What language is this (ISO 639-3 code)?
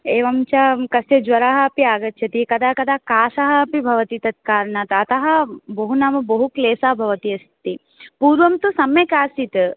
san